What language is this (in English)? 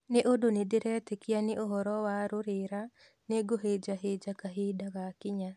Kikuyu